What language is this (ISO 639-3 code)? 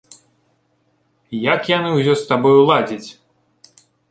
bel